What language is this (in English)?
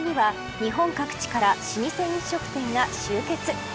Japanese